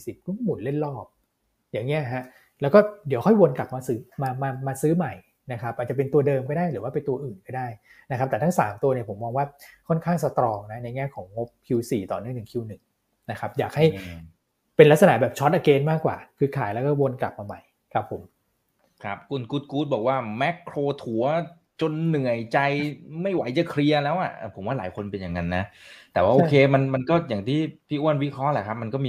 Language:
Thai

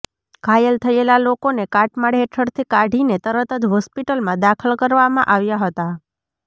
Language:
Gujarati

